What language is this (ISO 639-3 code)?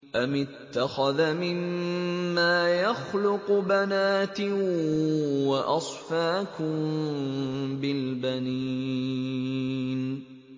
ara